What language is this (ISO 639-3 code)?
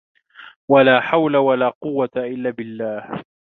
ara